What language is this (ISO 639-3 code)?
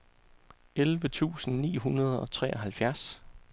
dan